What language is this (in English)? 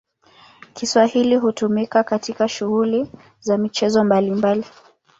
Swahili